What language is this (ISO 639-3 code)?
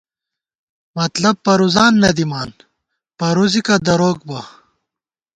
gwt